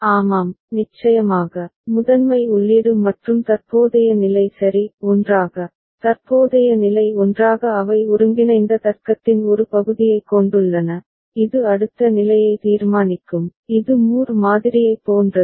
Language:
Tamil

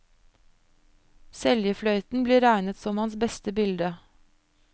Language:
Norwegian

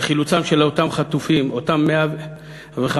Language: Hebrew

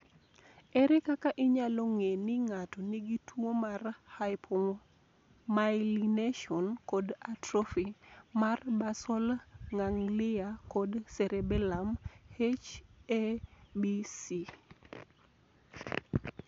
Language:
Luo (Kenya and Tanzania)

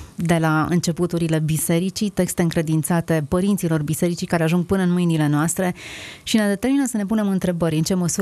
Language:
Romanian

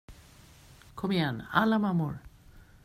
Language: Swedish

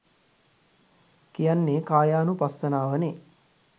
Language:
Sinhala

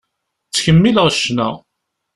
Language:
Kabyle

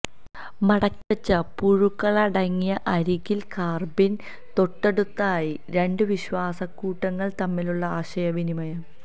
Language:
Malayalam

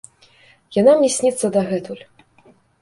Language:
Belarusian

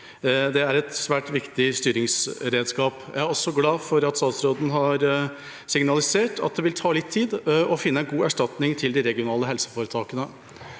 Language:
Norwegian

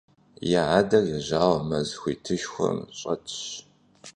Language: Kabardian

